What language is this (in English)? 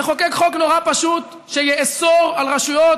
Hebrew